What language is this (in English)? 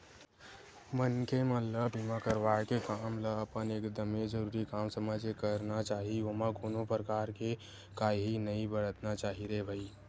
Chhattisgarhi